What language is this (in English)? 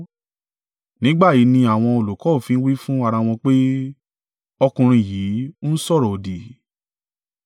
Yoruba